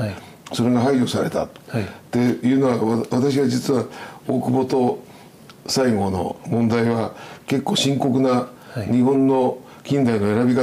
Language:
Japanese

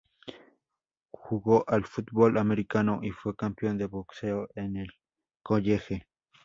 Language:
Spanish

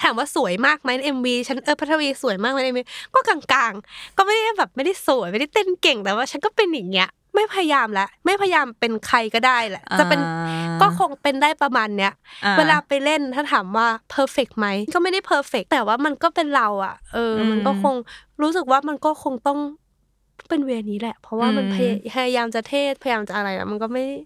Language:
Thai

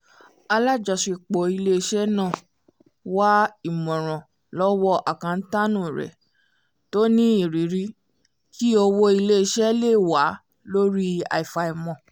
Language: Yoruba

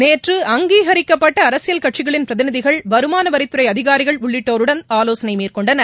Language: Tamil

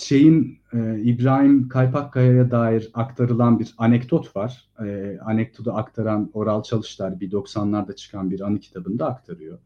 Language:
Turkish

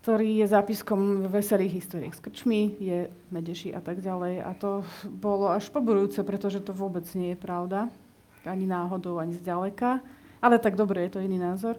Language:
Slovak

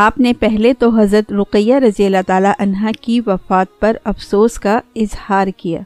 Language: Urdu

